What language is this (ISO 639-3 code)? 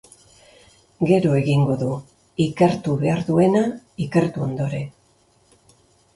eus